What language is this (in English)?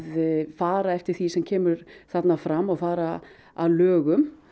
Icelandic